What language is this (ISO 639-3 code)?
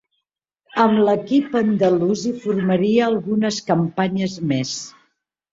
cat